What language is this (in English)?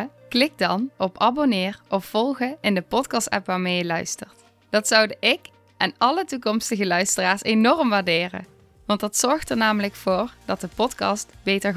Dutch